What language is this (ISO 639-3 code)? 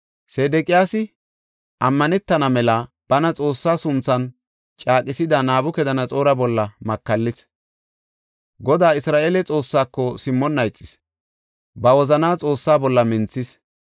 gof